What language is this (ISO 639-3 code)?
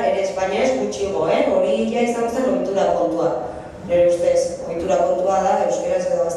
ell